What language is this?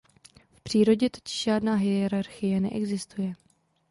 Czech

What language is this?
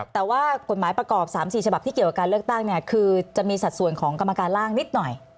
Thai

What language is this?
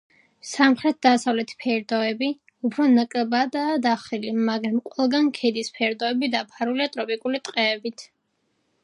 Georgian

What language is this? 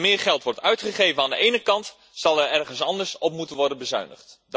Dutch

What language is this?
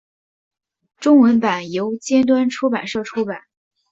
Chinese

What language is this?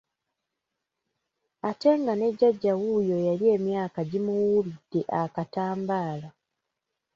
Ganda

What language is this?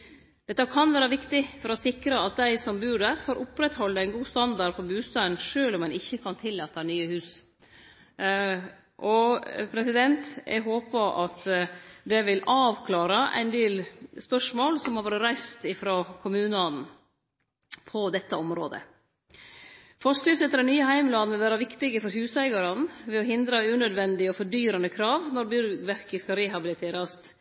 Norwegian Nynorsk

